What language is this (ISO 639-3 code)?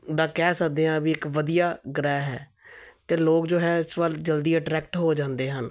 pan